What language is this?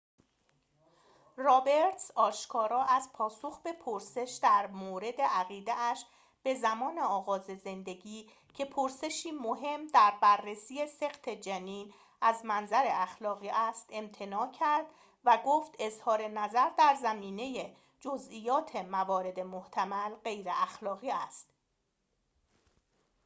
Persian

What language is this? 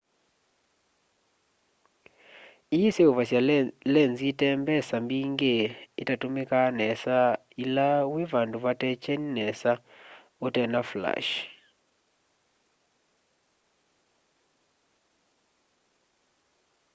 Kamba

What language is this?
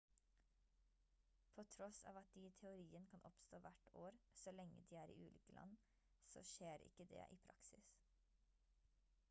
Norwegian Bokmål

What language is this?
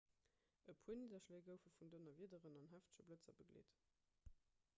Luxembourgish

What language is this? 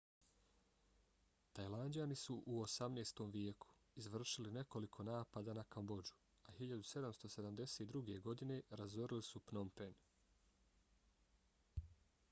Bosnian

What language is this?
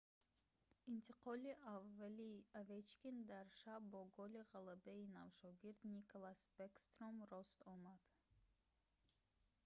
Tajik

